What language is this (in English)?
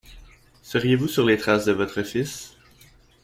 French